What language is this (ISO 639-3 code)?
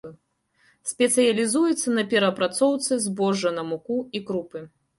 bel